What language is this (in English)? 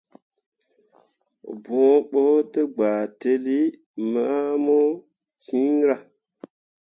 Mundang